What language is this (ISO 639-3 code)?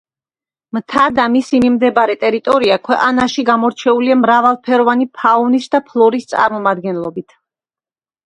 kat